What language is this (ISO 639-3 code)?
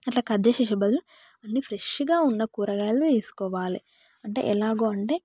tel